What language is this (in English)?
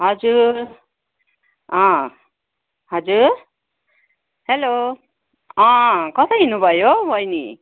Nepali